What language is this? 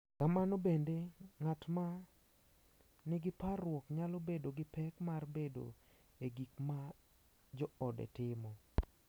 Luo (Kenya and Tanzania)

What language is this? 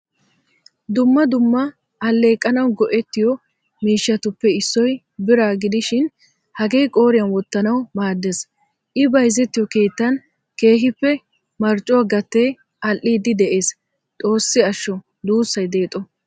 Wolaytta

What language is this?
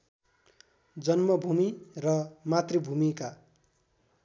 Nepali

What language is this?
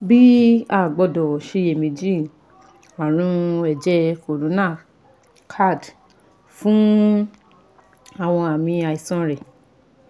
Yoruba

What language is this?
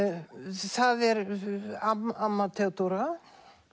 Icelandic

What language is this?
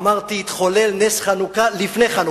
Hebrew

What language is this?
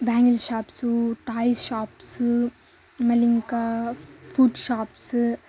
Telugu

